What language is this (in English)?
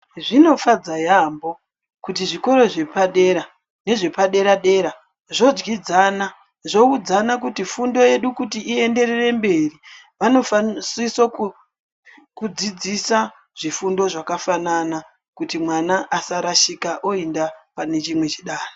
Ndau